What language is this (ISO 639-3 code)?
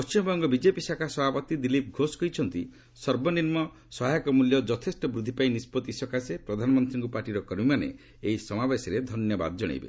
ori